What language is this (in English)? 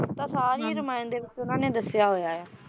Punjabi